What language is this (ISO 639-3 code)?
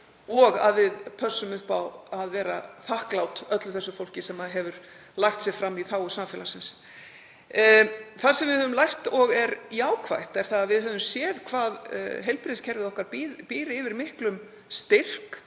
isl